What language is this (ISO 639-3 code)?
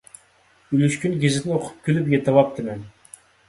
uig